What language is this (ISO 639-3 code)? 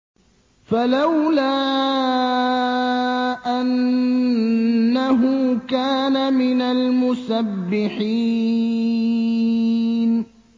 ara